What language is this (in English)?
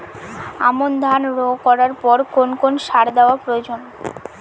Bangla